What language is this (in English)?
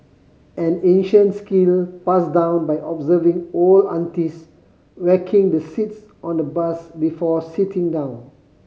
English